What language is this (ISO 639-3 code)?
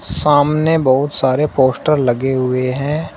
hin